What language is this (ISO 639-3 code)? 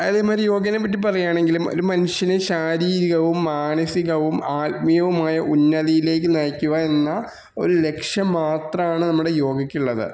mal